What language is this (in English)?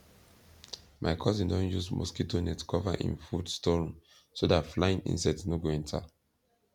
Nigerian Pidgin